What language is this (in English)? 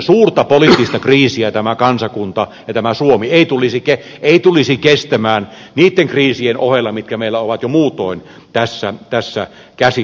Finnish